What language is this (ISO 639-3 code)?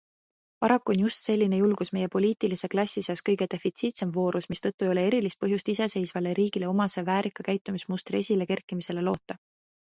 est